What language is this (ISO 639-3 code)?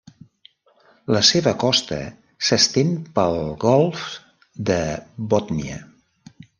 cat